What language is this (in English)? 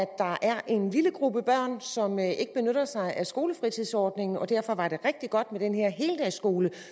Danish